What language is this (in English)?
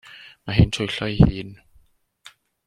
Welsh